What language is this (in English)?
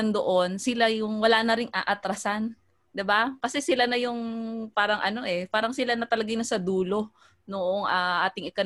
Filipino